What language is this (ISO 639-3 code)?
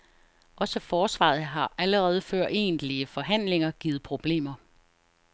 dan